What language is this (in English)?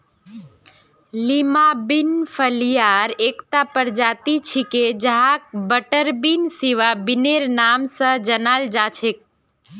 Magahi